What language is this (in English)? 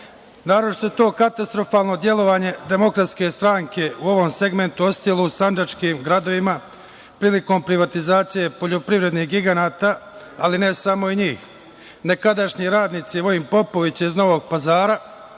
Serbian